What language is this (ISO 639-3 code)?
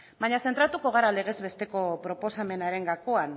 eus